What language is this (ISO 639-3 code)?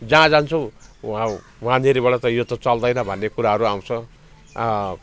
nep